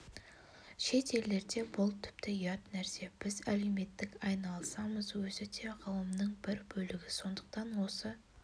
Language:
Kazakh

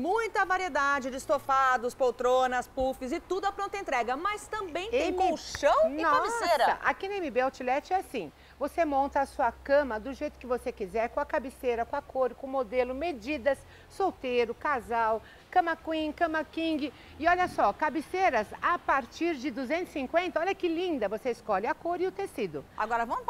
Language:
Portuguese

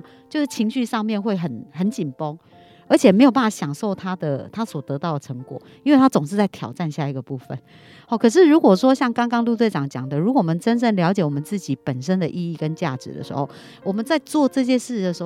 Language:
Chinese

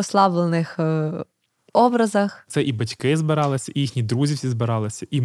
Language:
Ukrainian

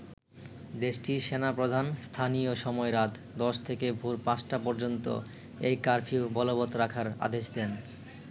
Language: Bangla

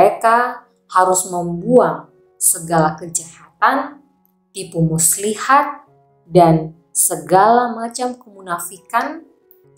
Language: Indonesian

